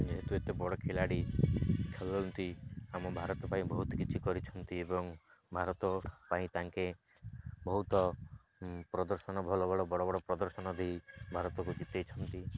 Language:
Odia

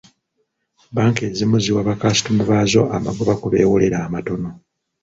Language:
Ganda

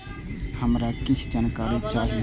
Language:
Maithili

